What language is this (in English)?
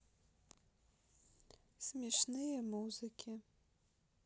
Russian